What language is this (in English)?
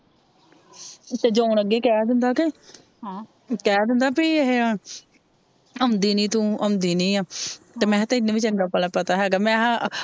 Punjabi